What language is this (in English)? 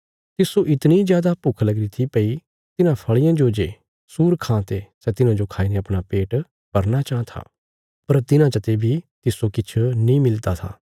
Bilaspuri